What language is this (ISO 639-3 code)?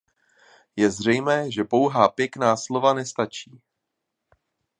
ces